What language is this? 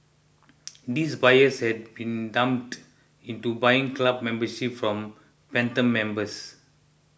English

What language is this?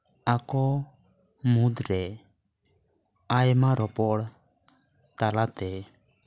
Santali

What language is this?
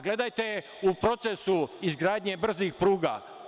Serbian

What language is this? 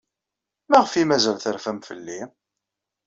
Kabyle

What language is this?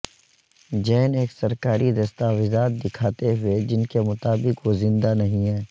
Urdu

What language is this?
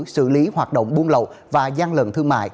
Vietnamese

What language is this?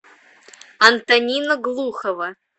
Russian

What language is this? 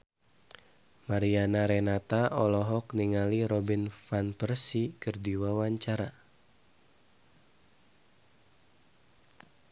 Sundanese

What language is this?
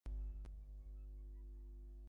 Bangla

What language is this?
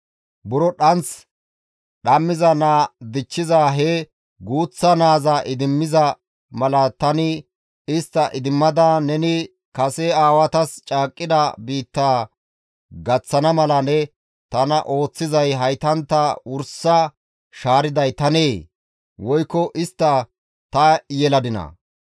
Gamo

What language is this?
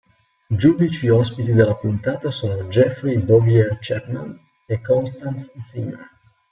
Italian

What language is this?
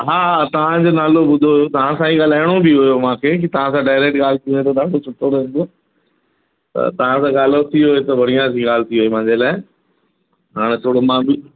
Sindhi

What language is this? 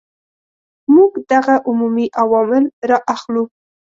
Pashto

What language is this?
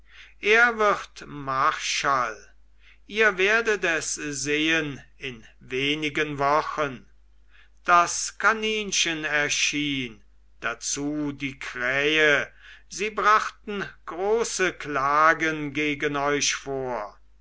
German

